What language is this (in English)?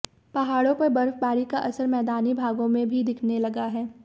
Hindi